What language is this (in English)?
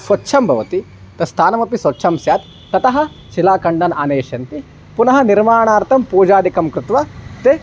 Sanskrit